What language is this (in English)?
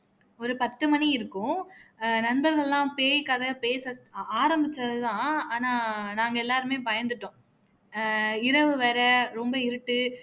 Tamil